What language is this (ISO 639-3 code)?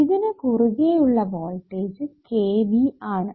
mal